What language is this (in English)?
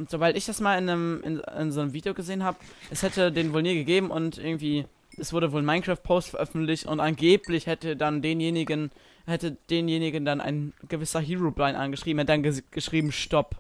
German